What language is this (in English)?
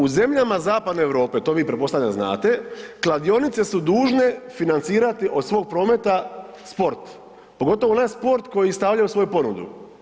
Croatian